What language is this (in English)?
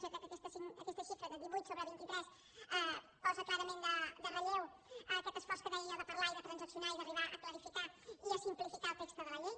Catalan